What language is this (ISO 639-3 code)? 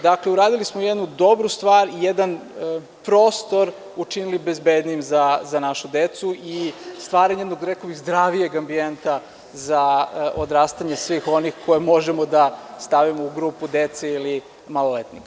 srp